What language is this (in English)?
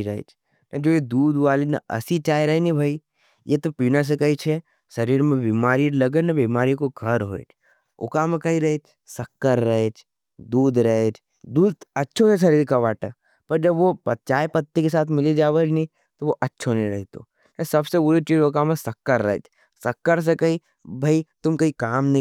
Nimadi